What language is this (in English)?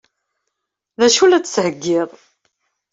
Kabyle